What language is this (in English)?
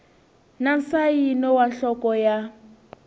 Tsonga